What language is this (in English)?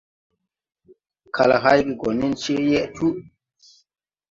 Tupuri